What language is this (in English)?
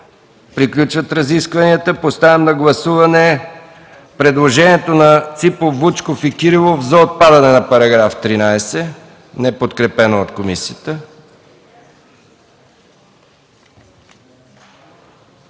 Bulgarian